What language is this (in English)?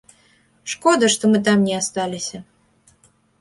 Belarusian